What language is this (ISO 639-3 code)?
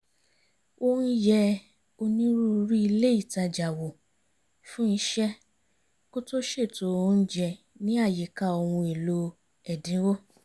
yor